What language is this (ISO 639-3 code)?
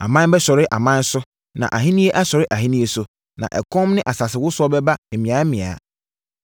aka